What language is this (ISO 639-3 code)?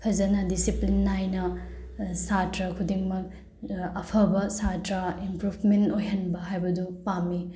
mni